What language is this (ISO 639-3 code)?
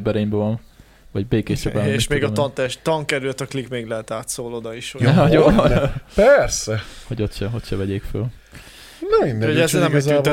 hun